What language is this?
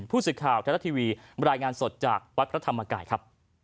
Thai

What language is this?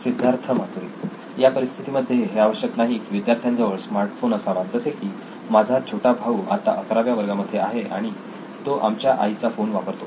Marathi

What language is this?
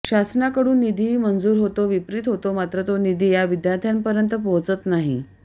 Marathi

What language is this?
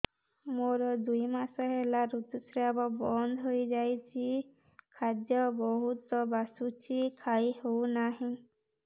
Odia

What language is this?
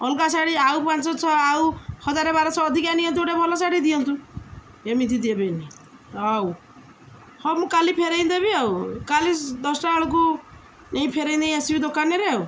Odia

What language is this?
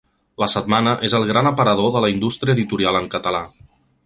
Catalan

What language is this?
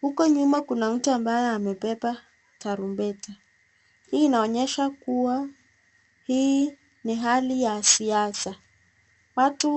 Swahili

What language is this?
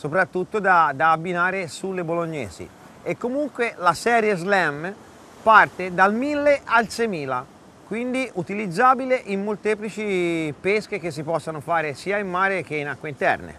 Italian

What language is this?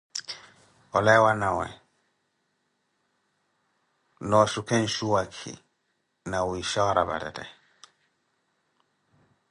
Koti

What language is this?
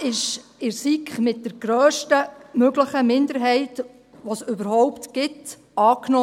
Swiss German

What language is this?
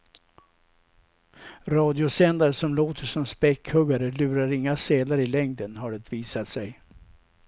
Swedish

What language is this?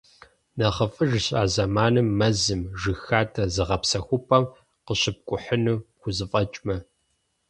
Kabardian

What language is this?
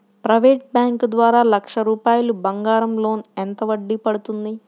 Telugu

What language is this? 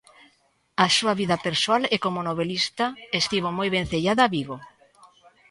Galician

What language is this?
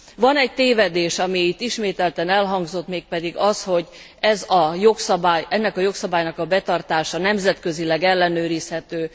Hungarian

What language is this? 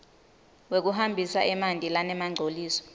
Swati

